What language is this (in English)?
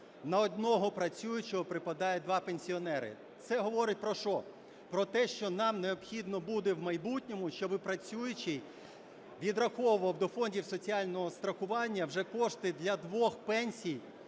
Ukrainian